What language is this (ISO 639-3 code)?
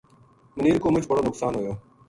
gju